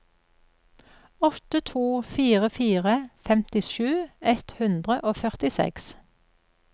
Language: Norwegian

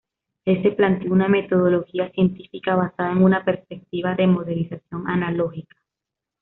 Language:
Spanish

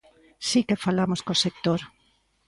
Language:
Galician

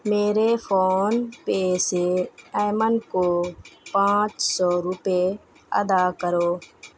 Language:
Urdu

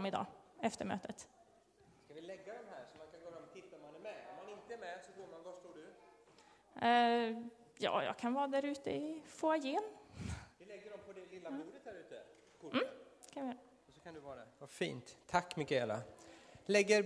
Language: Swedish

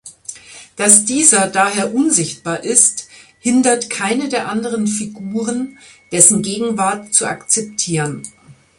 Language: German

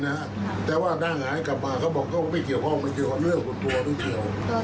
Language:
Thai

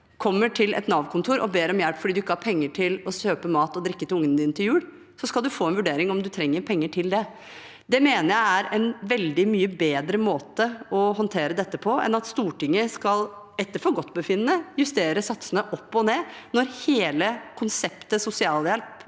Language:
Norwegian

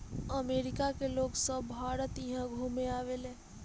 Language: Bhojpuri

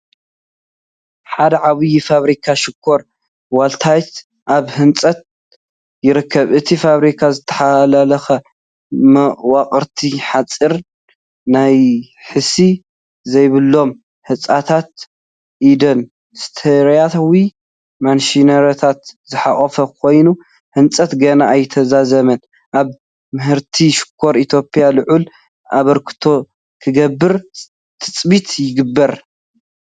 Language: Tigrinya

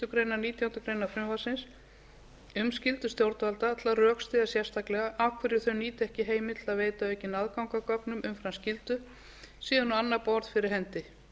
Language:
Icelandic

